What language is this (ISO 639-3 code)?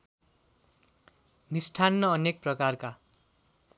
nep